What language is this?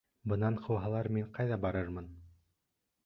Bashkir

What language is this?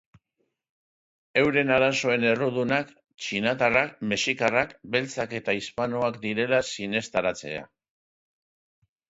Basque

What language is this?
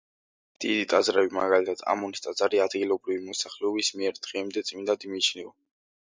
Georgian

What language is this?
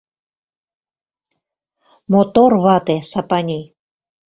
Mari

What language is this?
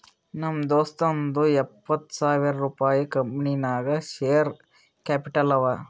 Kannada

